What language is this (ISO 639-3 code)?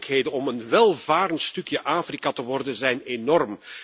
nld